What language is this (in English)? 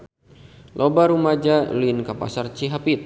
Sundanese